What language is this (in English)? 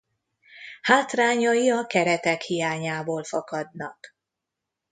Hungarian